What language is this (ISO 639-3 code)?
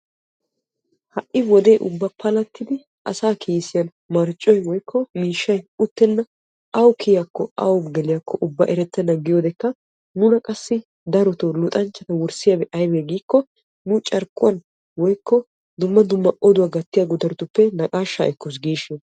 wal